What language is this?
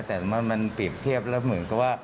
Thai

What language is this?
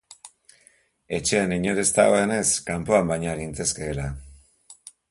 Basque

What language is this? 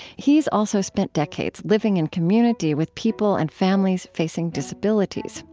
English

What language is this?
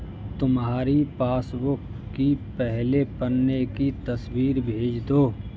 Hindi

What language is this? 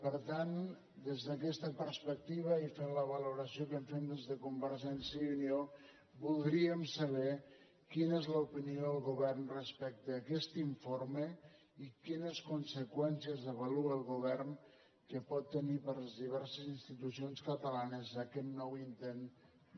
Catalan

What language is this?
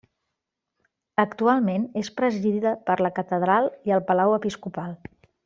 Catalan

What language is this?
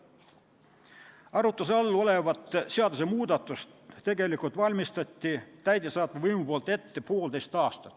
Estonian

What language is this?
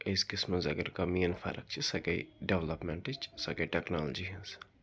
Kashmiri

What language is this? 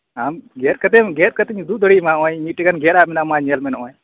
Santali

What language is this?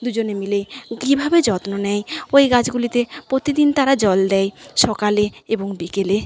Bangla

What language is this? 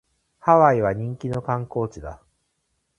Japanese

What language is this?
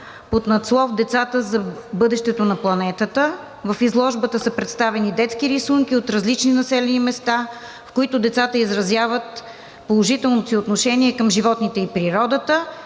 Bulgarian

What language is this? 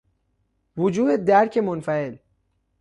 Persian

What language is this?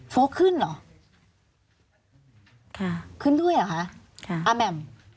Thai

